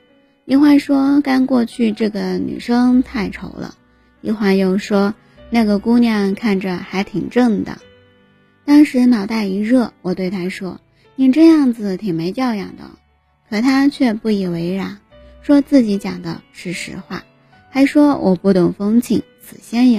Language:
Chinese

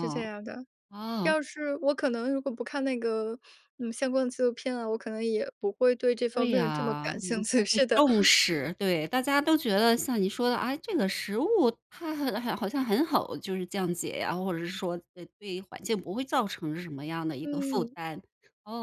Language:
Chinese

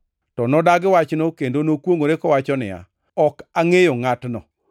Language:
Luo (Kenya and Tanzania)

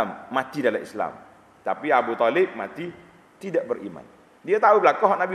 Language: Malay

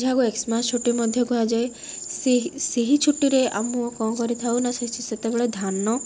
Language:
Odia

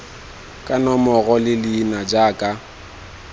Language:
Tswana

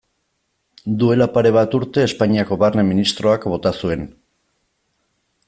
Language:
Basque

